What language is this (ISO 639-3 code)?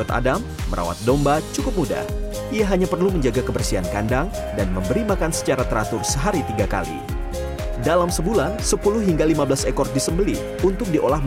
ind